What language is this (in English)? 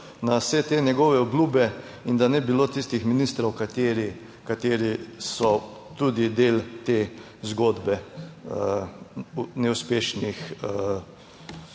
Slovenian